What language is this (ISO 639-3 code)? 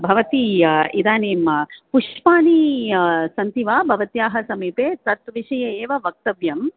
san